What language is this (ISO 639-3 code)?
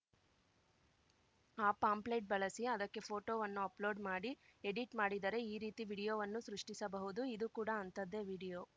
kan